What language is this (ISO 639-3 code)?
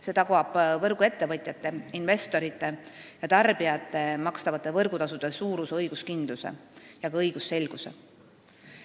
est